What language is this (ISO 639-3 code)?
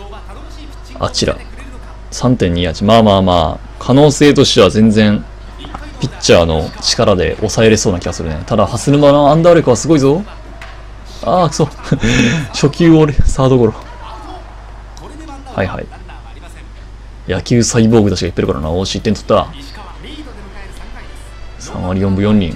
jpn